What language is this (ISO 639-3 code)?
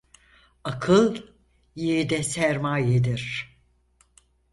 tur